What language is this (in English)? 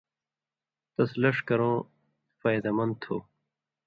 Indus Kohistani